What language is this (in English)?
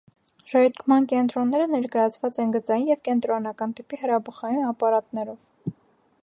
Armenian